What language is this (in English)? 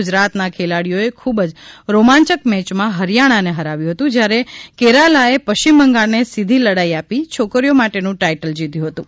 Gujarati